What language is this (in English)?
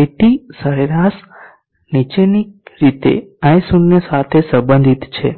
Gujarati